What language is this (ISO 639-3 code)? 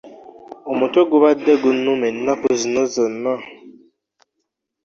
lug